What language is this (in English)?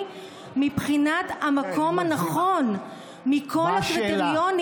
Hebrew